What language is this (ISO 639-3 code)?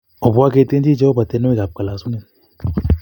kln